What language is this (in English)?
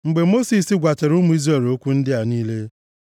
Igbo